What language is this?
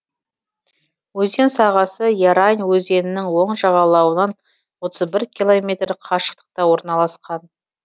Kazakh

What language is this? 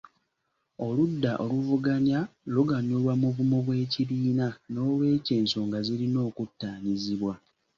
Ganda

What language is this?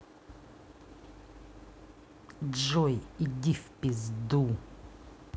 Russian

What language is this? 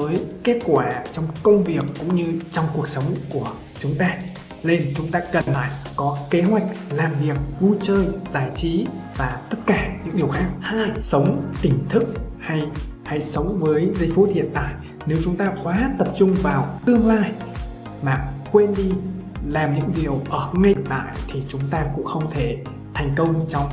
Vietnamese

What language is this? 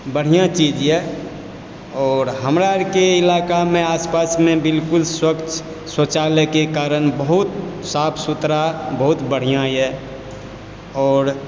Maithili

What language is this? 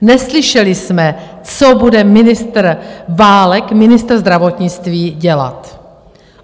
Czech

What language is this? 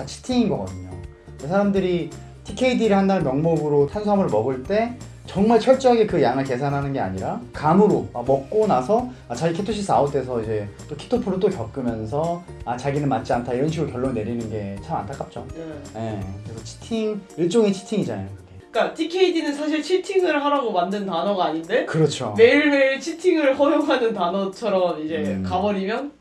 Korean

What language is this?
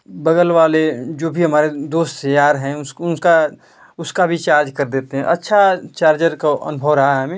Hindi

